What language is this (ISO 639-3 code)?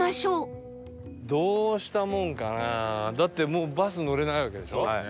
jpn